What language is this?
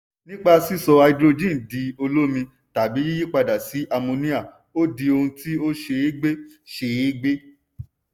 Yoruba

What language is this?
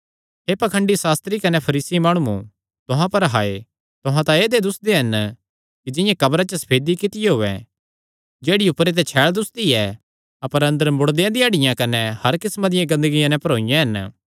Kangri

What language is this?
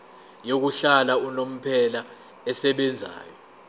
Zulu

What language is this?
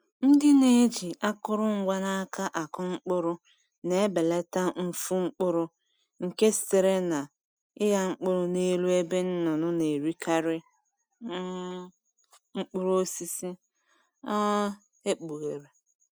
Igbo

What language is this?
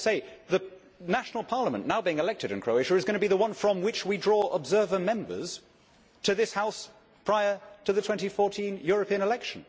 English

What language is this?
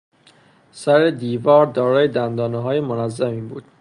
Persian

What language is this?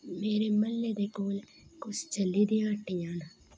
Dogri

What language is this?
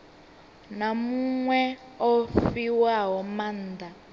Venda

